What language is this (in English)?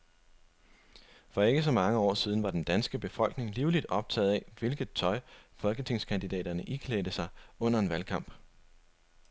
Danish